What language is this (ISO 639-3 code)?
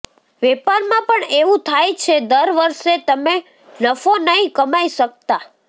guj